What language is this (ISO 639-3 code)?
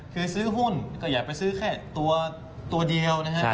tha